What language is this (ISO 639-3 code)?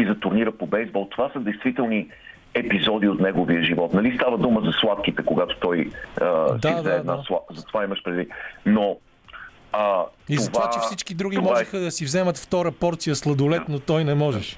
bul